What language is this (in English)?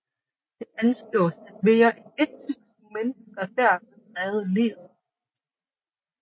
Danish